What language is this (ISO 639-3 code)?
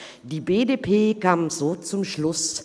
gsw